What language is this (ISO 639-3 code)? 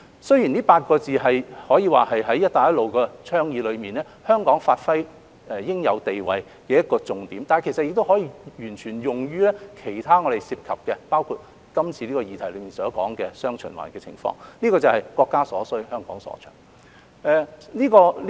yue